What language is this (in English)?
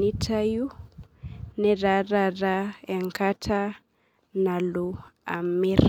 Masai